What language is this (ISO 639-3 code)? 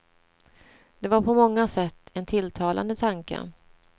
swe